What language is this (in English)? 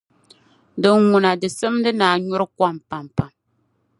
Dagbani